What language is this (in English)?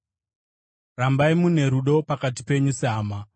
Shona